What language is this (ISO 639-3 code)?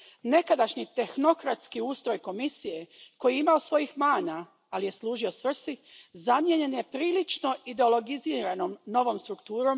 hrv